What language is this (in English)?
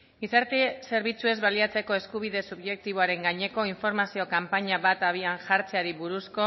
Basque